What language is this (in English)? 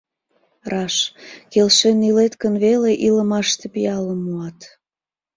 Mari